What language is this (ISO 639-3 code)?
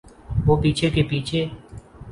urd